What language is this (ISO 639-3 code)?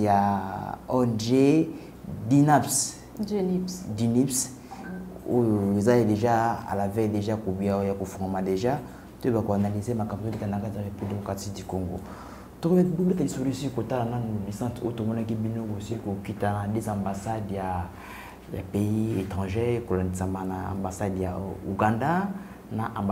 fra